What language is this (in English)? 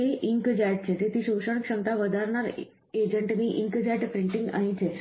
Gujarati